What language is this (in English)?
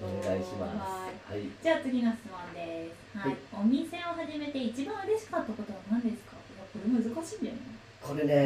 Japanese